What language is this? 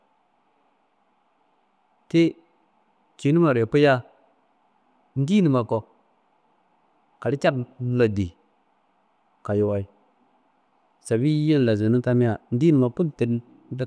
Kanembu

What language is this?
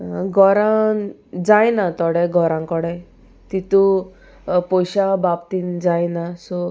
Konkani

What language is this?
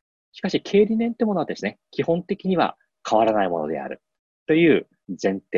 Japanese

